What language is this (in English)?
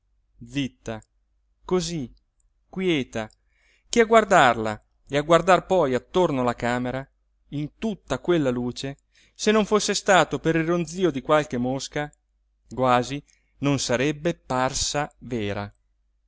Italian